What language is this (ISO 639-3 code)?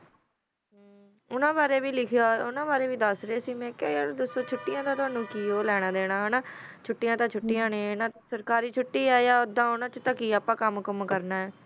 pan